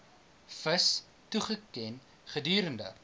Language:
Afrikaans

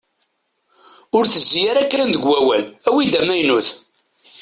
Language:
Kabyle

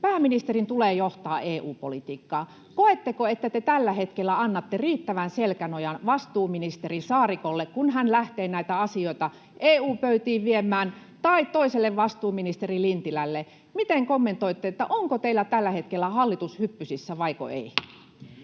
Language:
Finnish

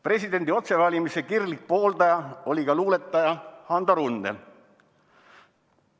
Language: Estonian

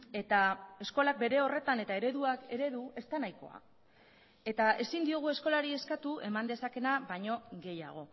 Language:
Basque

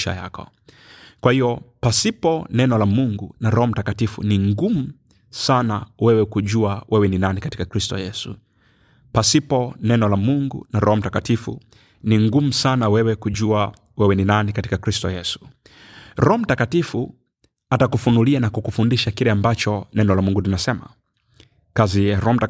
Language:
Swahili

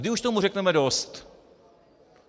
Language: Czech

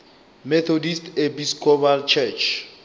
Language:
Northern Sotho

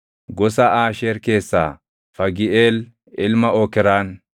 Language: Oromo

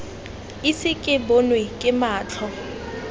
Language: Tswana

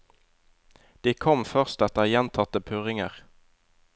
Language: Norwegian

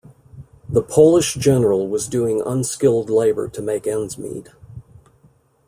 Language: English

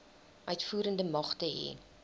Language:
Afrikaans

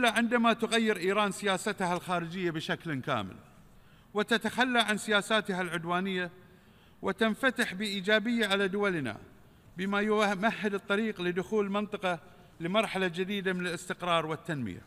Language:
Arabic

